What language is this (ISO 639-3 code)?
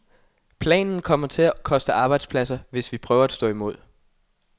dan